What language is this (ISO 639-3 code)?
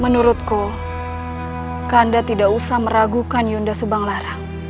ind